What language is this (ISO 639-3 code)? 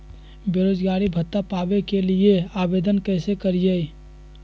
mag